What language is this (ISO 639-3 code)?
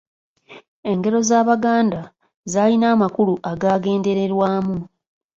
lug